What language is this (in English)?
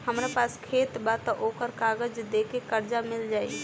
Bhojpuri